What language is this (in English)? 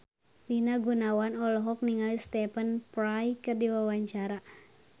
Sundanese